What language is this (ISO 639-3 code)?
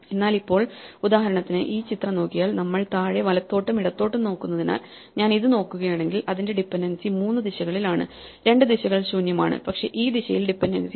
mal